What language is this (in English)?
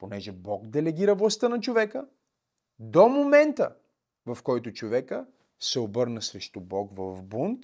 Bulgarian